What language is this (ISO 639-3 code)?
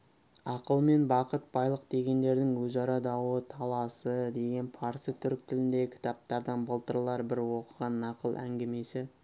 kaz